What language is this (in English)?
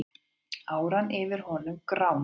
Icelandic